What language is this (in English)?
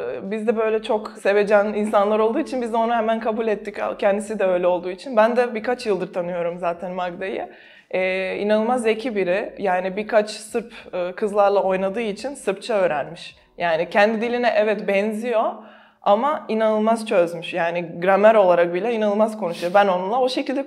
Turkish